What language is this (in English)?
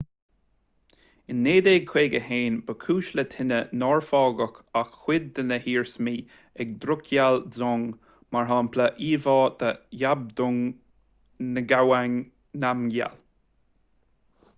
Irish